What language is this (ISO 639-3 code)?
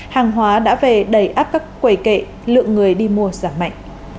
vie